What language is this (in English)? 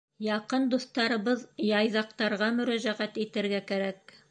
Bashkir